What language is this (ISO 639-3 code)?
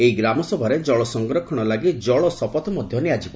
ori